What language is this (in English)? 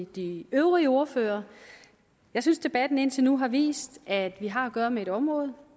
Danish